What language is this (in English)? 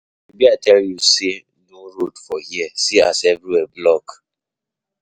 Nigerian Pidgin